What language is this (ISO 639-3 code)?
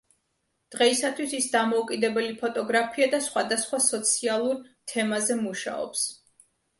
kat